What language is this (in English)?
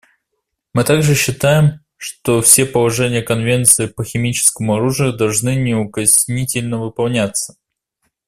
Russian